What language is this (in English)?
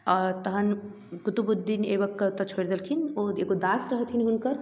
Maithili